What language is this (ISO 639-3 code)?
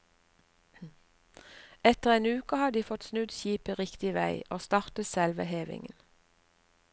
nor